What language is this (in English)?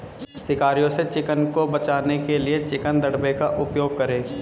Hindi